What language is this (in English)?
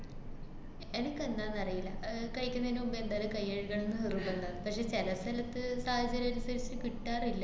Malayalam